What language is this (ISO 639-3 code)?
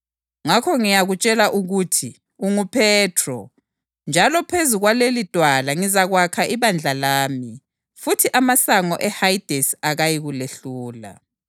nde